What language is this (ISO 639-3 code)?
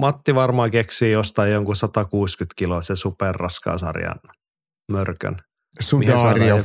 fin